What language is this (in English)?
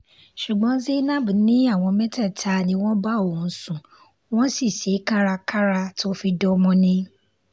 Yoruba